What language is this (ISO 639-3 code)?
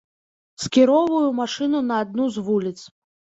bel